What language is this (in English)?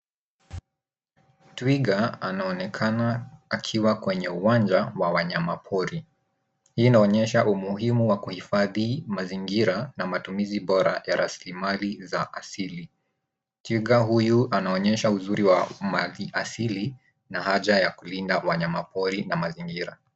Swahili